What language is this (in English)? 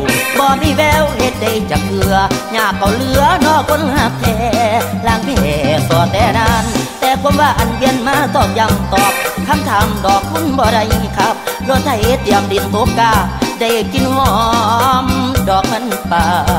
Thai